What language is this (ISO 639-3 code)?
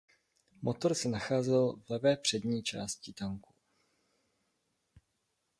ces